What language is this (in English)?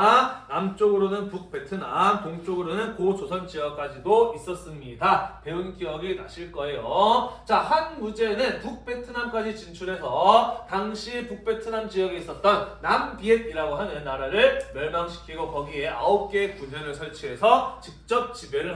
Korean